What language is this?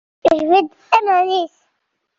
Kabyle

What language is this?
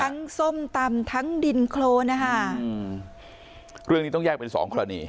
Thai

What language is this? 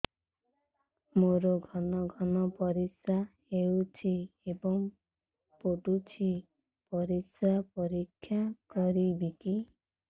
Odia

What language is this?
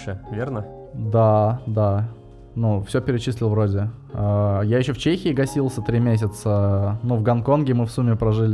Russian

